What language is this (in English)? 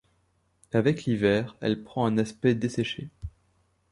French